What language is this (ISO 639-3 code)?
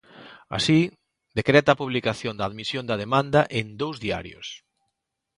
glg